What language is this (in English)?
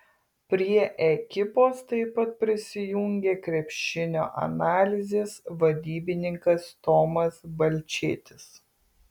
Lithuanian